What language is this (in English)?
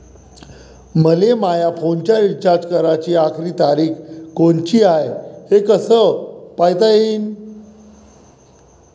Marathi